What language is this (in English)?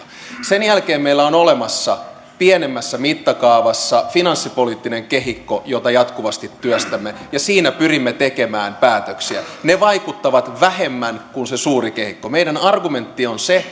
Finnish